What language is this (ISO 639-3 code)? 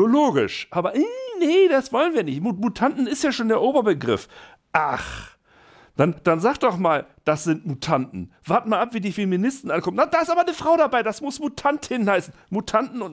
deu